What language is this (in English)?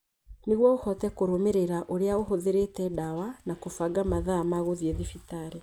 Kikuyu